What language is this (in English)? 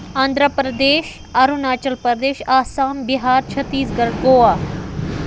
Kashmiri